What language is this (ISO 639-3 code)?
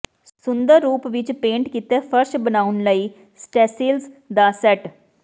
pan